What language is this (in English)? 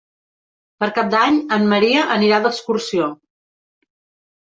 Catalan